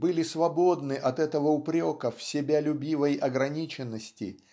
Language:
Russian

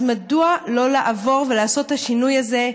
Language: Hebrew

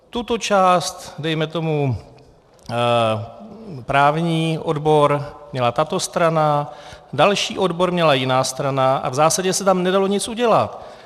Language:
Czech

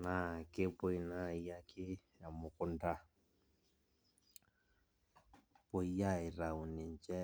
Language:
Masai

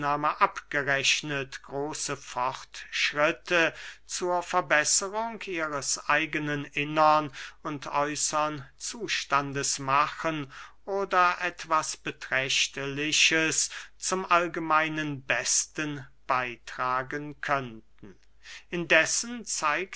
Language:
German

